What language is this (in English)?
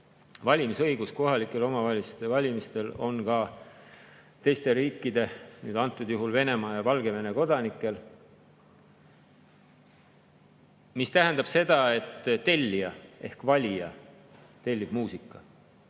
Estonian